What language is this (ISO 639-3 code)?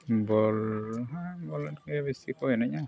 sat